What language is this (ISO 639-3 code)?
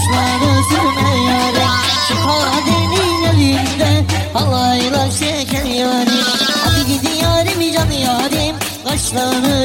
tur